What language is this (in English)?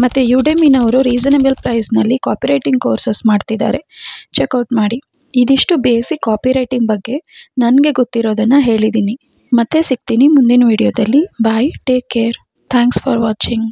Kannada